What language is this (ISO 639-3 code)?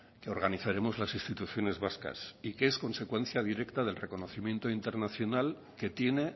spa